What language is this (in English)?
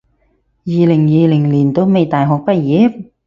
Cantonese